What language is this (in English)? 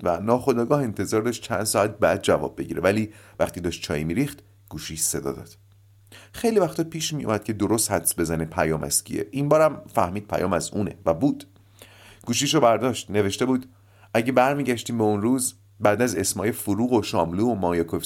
Persian